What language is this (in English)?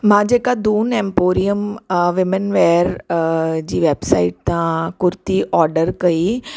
Sindhi